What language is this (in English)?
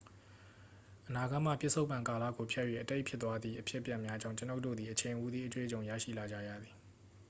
Burmese